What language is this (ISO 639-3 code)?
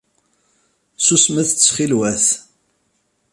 kab